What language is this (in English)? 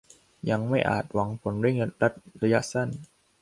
Thai